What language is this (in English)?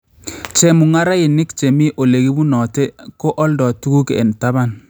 Kalenjin